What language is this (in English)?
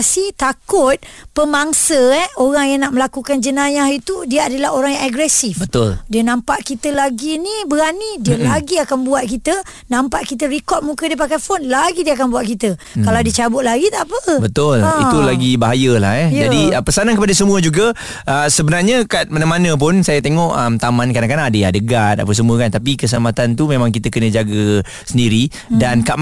Malay